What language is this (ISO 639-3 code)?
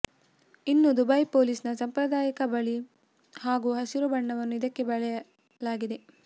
kan